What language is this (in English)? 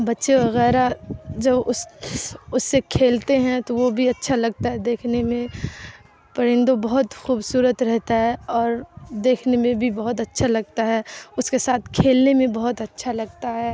Urdu